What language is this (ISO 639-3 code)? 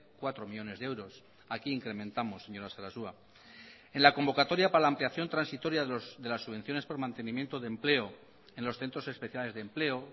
spa